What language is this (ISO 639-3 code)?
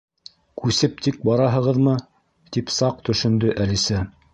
bak